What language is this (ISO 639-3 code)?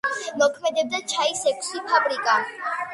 kat